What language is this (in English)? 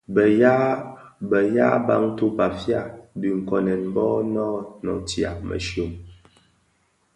Bafia